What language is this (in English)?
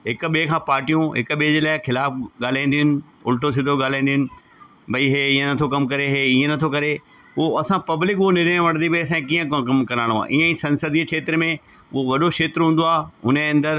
Sindhi